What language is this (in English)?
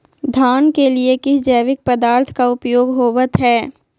Magahi